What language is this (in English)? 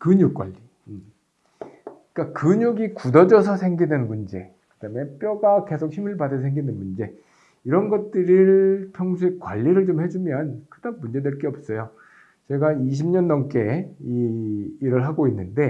Korean